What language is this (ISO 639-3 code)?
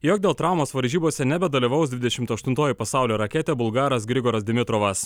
lit